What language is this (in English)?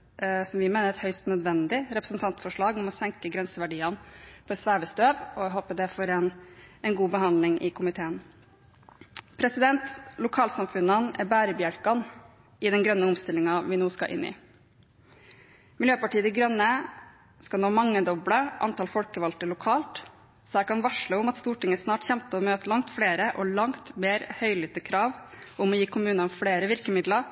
Norwegian Bokmål